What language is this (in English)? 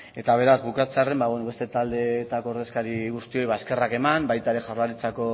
Basque